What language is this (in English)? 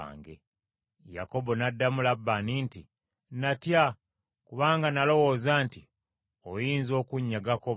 Ganda